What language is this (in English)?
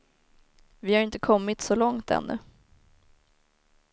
Swedish